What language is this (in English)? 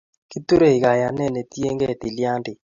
Kalenjin